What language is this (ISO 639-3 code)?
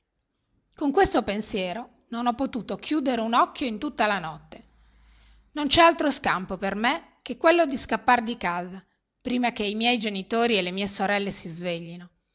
ita